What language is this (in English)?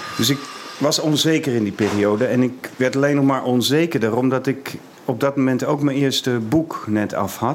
Dutch